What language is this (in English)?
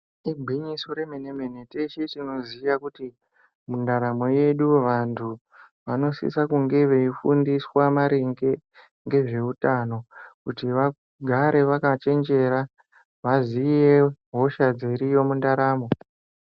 Ndau